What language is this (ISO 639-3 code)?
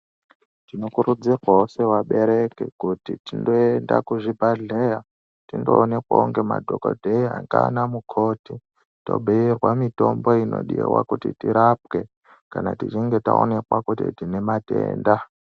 ndc